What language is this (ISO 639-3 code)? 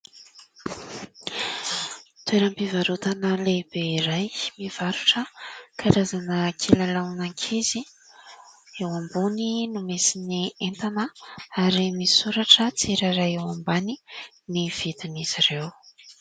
mlg